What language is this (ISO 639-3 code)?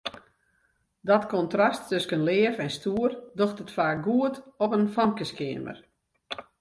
fry